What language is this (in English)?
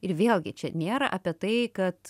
Lithuanian